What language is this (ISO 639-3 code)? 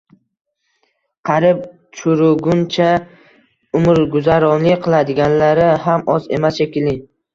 uzb